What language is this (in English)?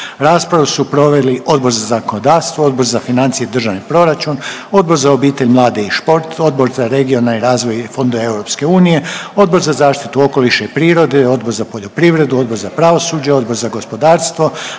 Croatian